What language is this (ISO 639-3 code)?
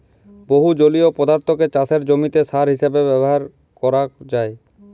ben